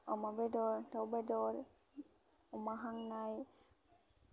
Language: Bodo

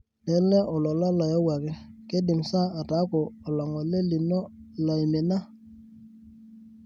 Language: Masai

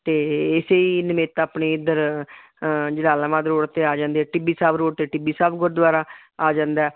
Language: Punjabi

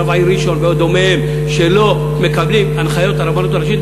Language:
Hebrew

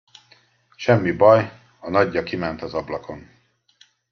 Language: Hungarian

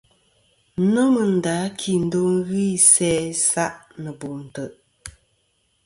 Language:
Kom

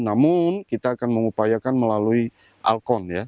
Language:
Indonesian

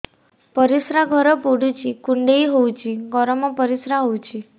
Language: Odia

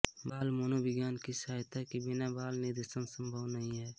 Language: Hindi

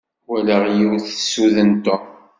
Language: Kabyle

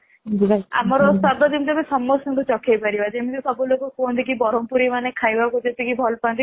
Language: Odia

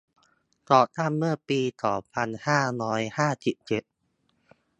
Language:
Thai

